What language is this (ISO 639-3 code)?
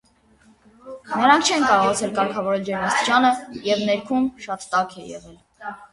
hye